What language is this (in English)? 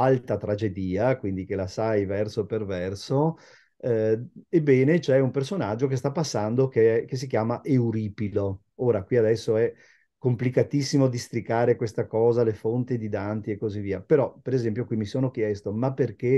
Italian